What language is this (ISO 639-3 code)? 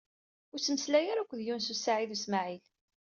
kab